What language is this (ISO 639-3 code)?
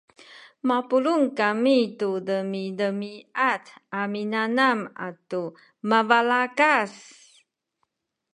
szy